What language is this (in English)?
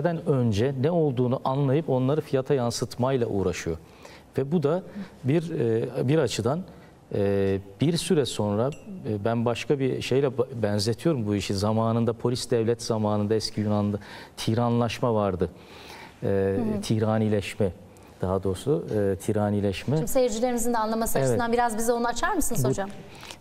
Turkish